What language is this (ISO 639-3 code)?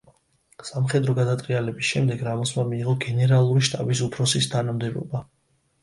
kat